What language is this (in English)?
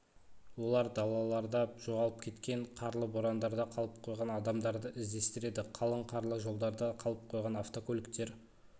Kazakh